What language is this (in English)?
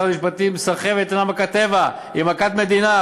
Hebrew